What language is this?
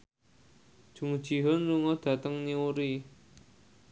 Javanese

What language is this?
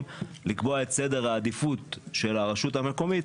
Hebrew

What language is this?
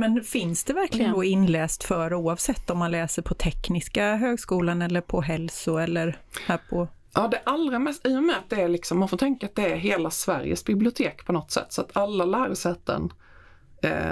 Swedish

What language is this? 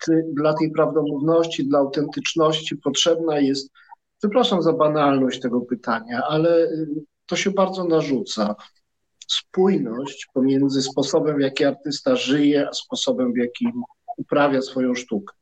Polish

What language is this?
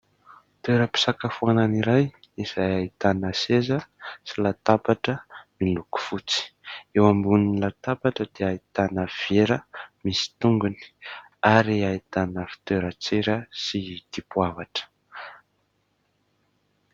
Malagasy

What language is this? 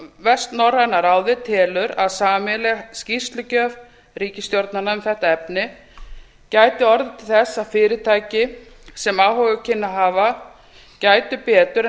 Icelandic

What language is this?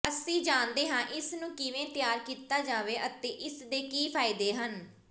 Punjabi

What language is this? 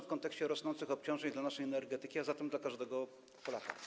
Polish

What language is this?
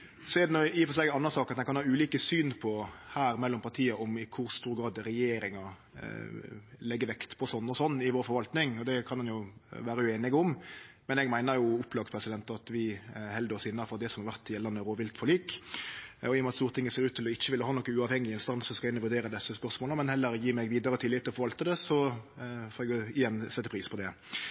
Norwegian Nynorsk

